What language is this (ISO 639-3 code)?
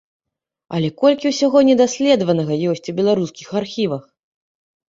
bel